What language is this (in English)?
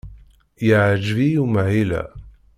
Kabyle